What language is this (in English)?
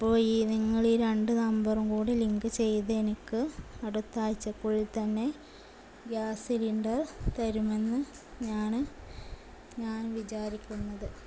Malayalam